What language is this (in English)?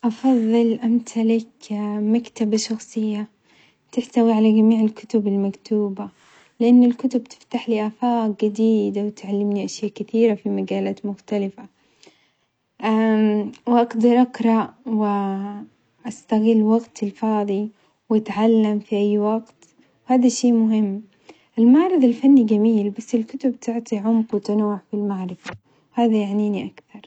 Omani Arabic